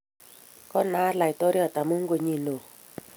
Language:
Kalenjin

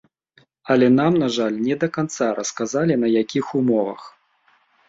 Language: Belarusian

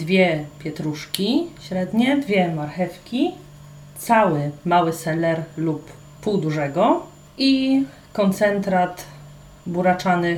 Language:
Polish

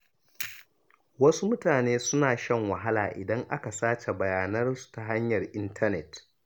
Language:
Hausa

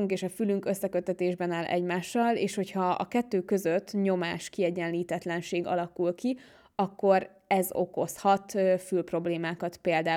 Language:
Hungarian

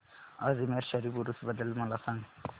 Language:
Marathi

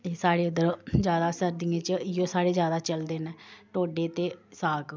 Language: Dogri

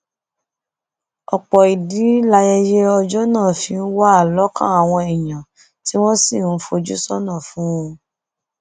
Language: Yoruba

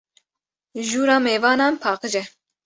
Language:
Kurdish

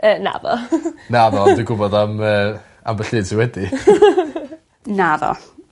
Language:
Welsh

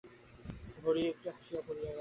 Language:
Bangla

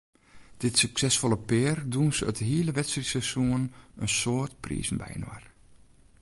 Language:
Western Frisian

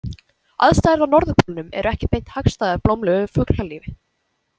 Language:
Icelandic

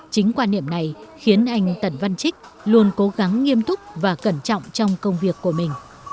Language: Vietnamese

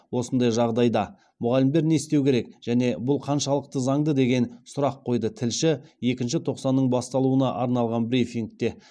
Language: Kazakh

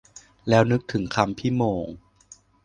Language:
Thai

